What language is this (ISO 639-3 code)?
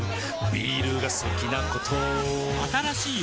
jpn